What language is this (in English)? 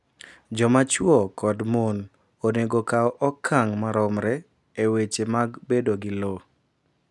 Luo (Kenya and Tanzania)